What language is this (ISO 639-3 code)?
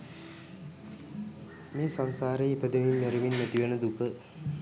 sin